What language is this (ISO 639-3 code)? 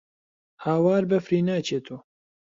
ckb